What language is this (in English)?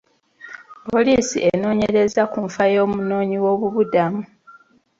Ganda